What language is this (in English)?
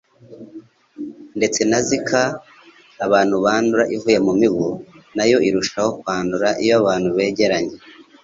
Kinyarwanda